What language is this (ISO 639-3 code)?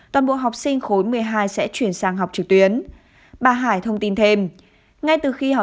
vie